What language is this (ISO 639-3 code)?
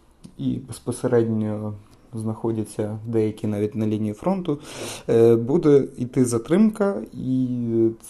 ukr